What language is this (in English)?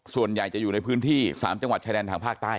Thai